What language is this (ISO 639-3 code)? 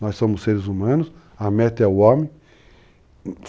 por